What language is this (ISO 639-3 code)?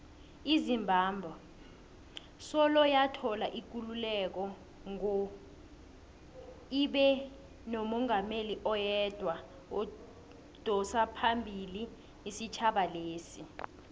nbl